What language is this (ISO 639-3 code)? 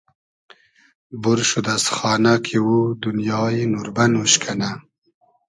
haz